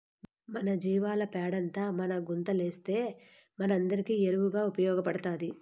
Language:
Telugu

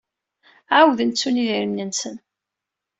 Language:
Kabyle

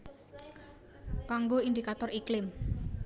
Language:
Javanese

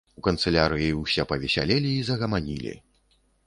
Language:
Belarusian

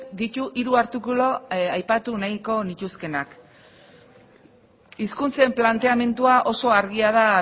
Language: Basque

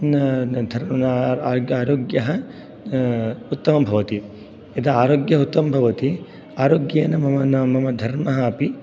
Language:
Sanskrit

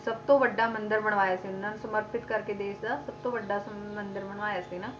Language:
Punjabi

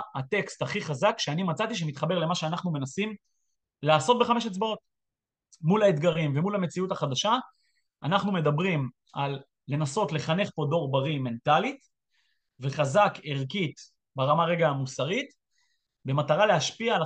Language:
Hebrew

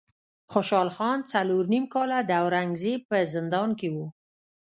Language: Pashto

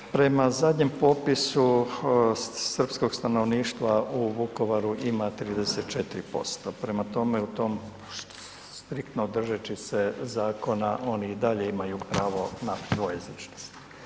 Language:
Croatian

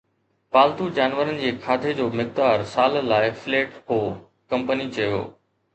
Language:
Sindhi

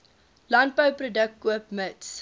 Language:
Afrikaans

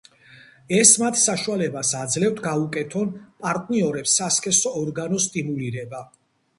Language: Georgian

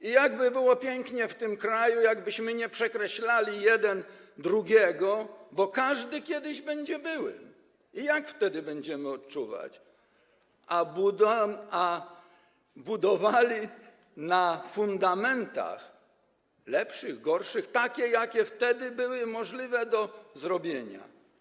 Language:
Polish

